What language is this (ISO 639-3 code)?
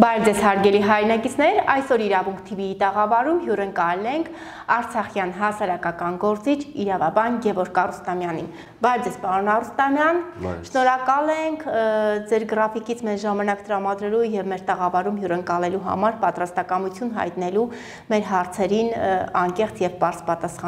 tur